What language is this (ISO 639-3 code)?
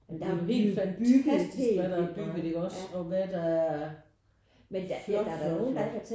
dan